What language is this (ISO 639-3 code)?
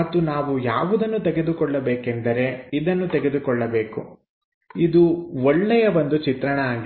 kan